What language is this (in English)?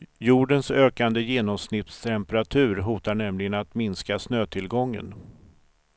Swedish